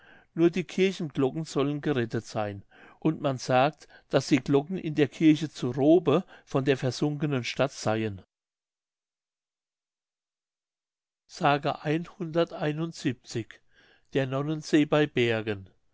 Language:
German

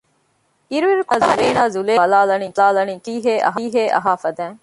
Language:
Divehi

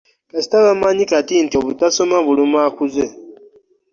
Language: Ganda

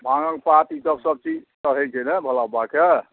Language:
Maithili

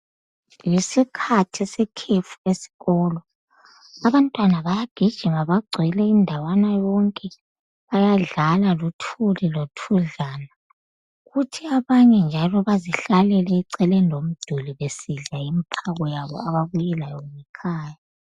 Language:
North Ndebele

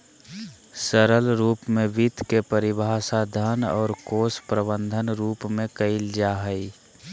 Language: Magahi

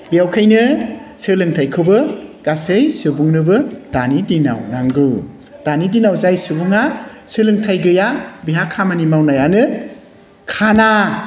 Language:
Bodo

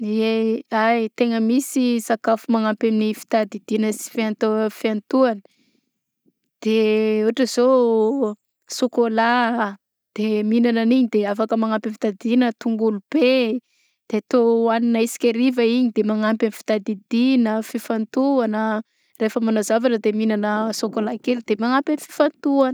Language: Southern Betsimisaraka Malagasy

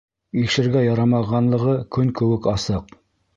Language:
Bashkir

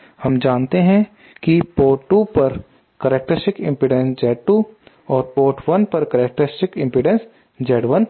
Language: Hindi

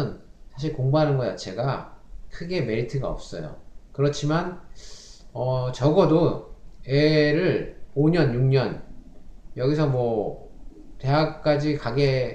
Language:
Korean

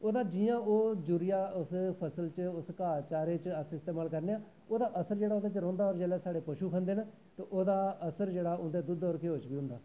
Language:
Dogri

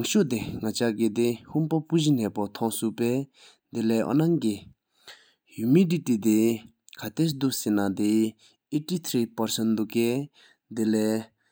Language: Sikkimese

